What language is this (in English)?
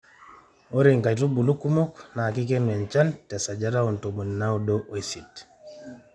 Masai